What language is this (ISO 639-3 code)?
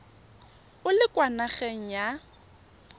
tsn